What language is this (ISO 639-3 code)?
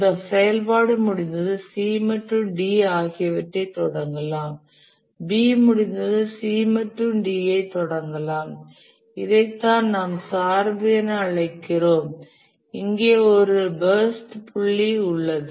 tam